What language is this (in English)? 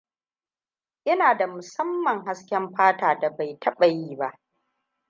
Hausa